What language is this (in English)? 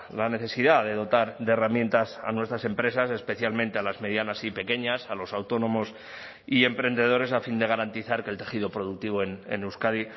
Spanish